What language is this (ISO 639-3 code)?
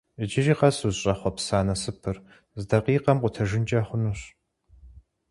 kbd